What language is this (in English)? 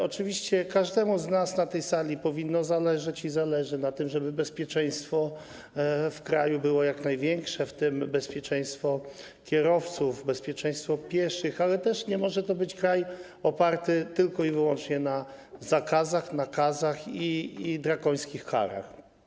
Polish